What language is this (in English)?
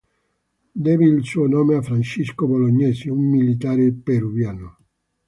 Italian